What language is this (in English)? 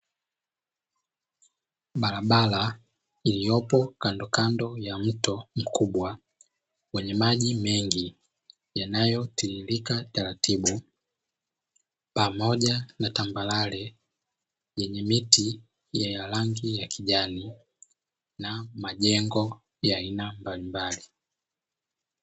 Swahili